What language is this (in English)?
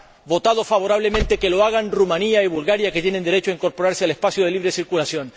Spanish